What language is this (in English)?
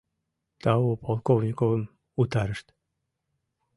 Mari